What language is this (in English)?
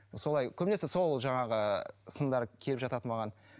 Kazakh